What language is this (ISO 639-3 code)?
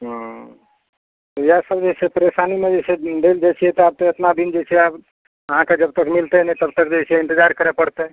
mai